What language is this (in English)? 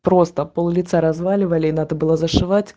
Russian